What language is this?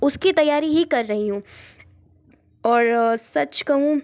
Hindi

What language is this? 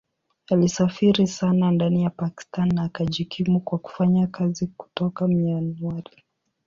Swahili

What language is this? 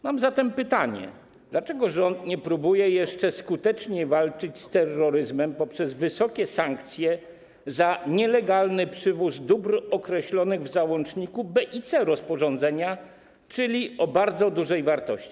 Polish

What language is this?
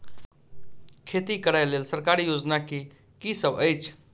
Maithili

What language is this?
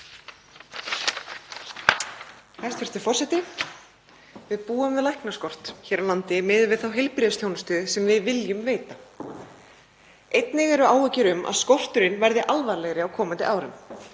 Icelandic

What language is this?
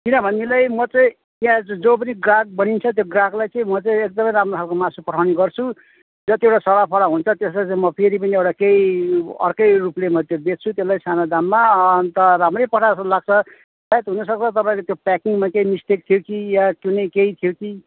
Nepali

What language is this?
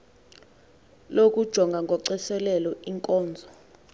Xhosa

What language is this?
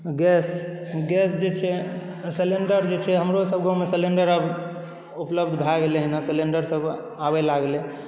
Maithili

